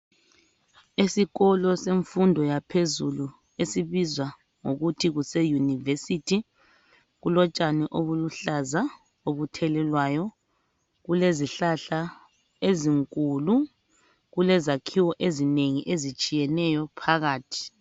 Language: North Ndebele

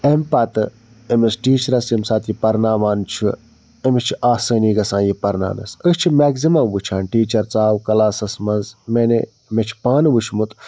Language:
Kashmiri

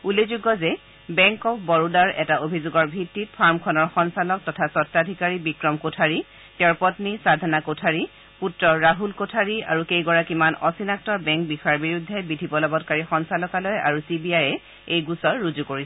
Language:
Assamese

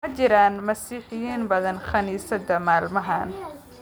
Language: Somali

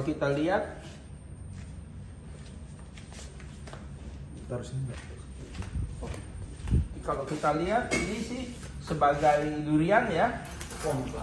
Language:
Indonesian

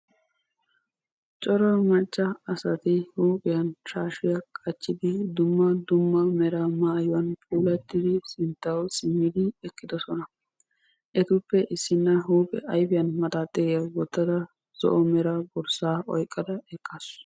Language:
Wolaytta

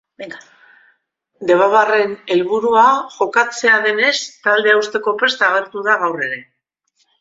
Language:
Basque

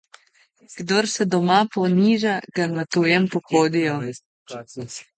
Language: Slovenian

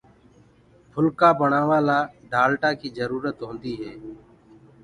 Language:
Gurgula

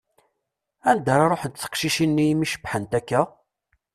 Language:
Kabyle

